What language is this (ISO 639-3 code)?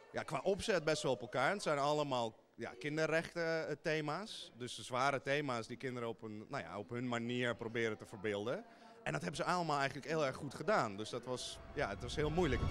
nld